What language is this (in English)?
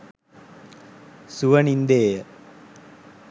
Sinhala